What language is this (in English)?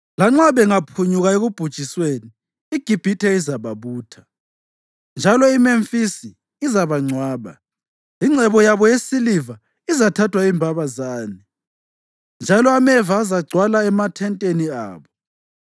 North Ndebele